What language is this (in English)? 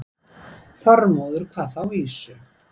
Icelandic